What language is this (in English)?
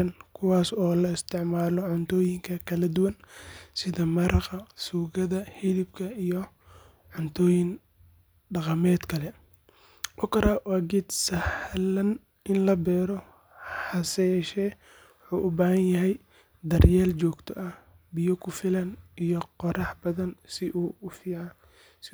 Somali